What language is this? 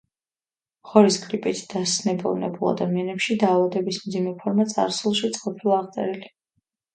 Georgian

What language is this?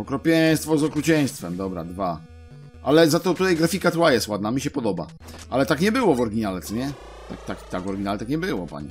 Polish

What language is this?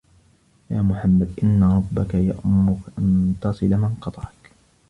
Arabic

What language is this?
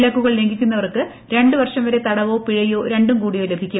Malayalam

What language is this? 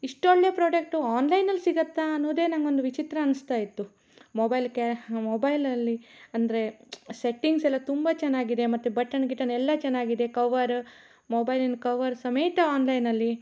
Kannada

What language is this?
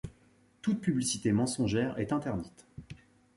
French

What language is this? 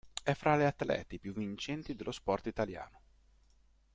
Italian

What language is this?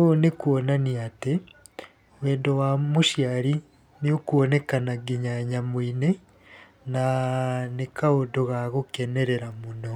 Kikuyu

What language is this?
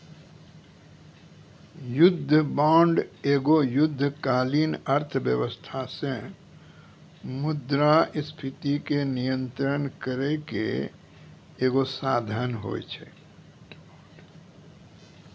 Maithili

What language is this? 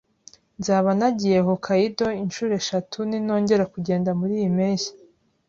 Kinyarwanda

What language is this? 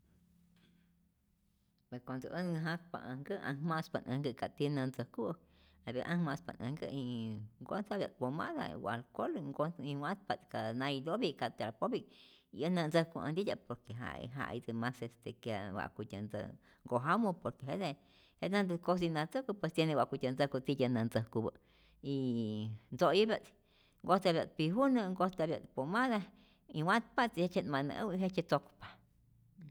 Rayón Zoque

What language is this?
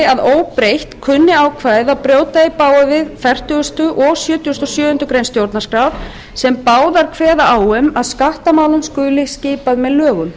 Icelandic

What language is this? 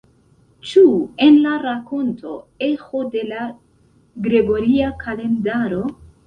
Esperanto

